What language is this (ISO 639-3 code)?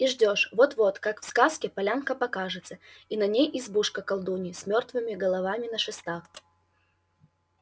rus